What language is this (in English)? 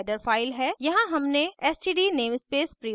Hindi